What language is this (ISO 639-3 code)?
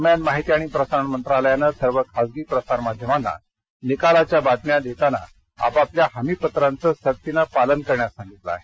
mar